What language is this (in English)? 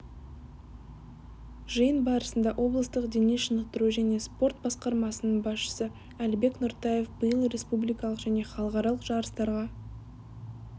Kazakh